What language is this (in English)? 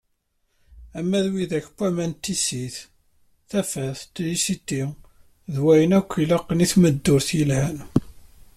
Kabyle